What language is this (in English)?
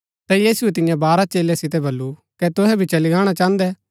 Gaddi